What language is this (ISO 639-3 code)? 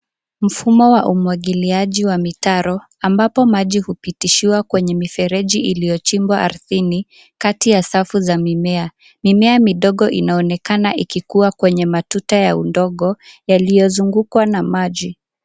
swa